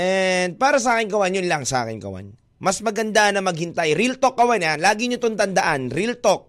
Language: Filipino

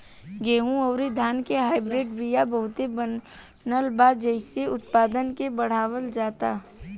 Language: Bhojpuri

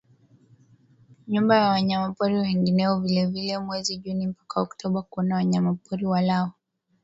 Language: Swahili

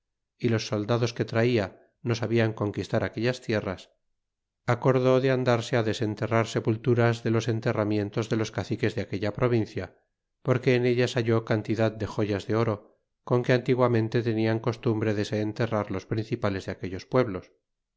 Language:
Spanish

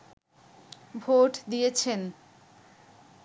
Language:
Bangla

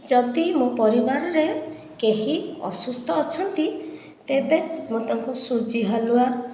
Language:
Odia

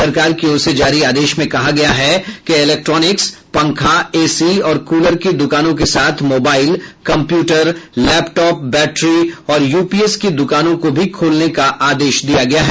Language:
Hindi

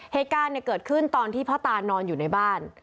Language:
Thai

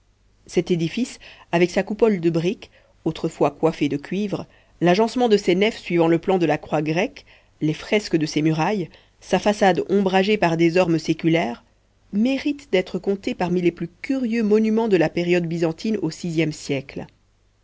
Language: French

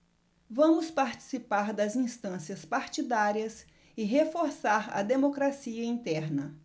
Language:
Portuguese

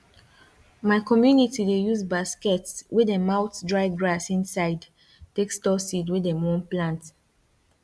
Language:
Nigerian Pidgin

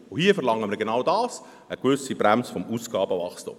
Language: Swiss German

